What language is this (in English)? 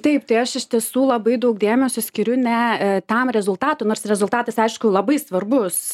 Lithuanian